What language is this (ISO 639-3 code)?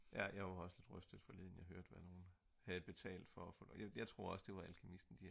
dan